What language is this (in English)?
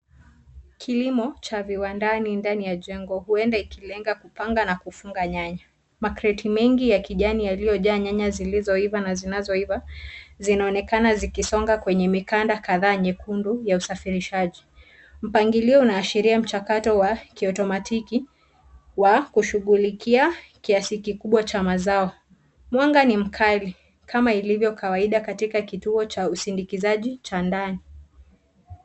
Swahili